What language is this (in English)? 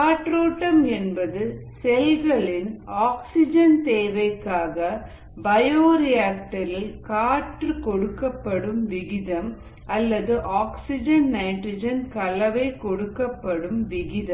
Tamil